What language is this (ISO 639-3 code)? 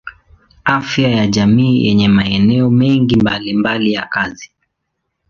swa